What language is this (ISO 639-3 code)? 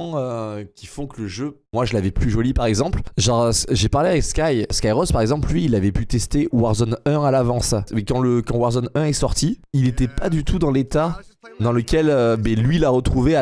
fra